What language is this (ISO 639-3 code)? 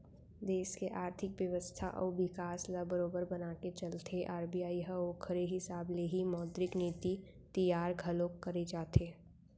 hne